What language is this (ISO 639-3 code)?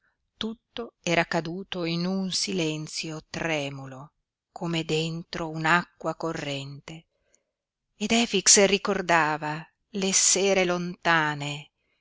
ita